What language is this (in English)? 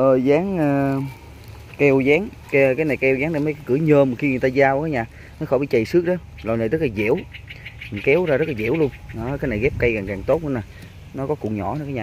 Vietnamese